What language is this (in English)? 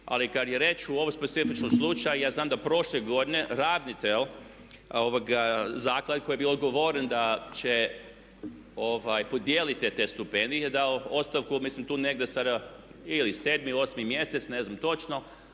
Croatian